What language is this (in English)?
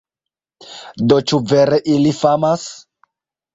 Esperanto